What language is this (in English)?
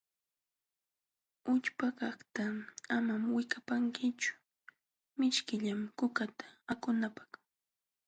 Jauja Wanca Quechua